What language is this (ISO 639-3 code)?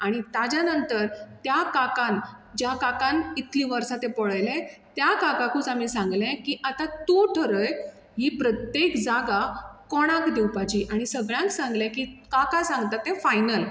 kok